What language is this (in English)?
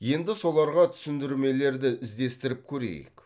Kazakh